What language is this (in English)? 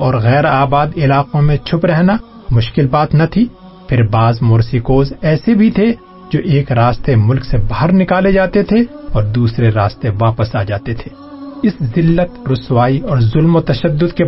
Urdu